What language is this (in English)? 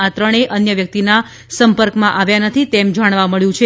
Gujarati